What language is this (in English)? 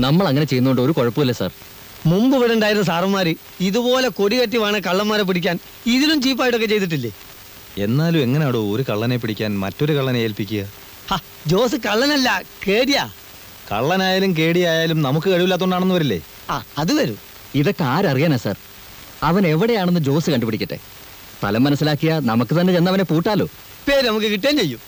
Malayalam